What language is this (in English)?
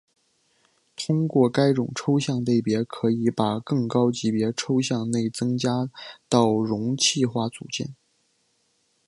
Chinese